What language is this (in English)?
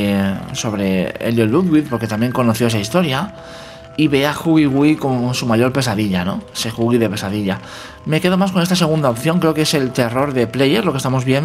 Spanish